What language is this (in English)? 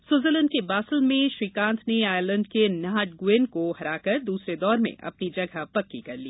Hindi